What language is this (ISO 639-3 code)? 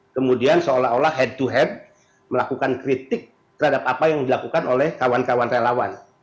ind